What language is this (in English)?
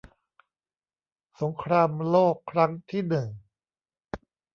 Thai